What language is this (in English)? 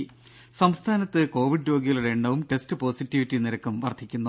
Malayalam